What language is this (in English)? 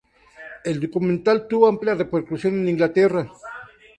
Spanish